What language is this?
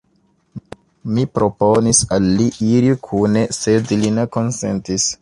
Esperanto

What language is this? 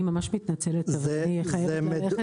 Hebrew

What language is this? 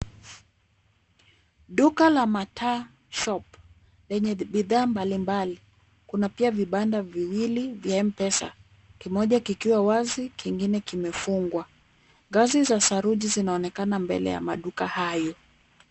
Swahili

